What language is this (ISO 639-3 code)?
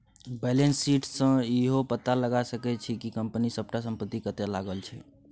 mai